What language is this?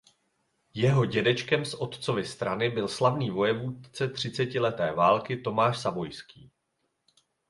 Czech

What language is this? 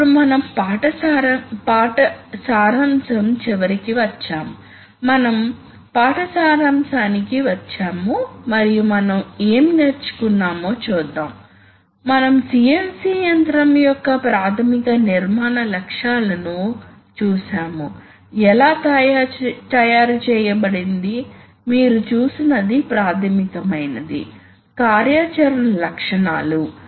Telugu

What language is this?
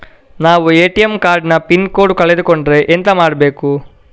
Kannada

